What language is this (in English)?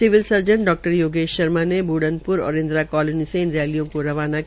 Hindi